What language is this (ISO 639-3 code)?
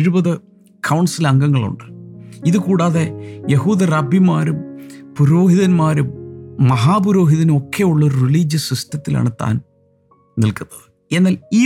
mal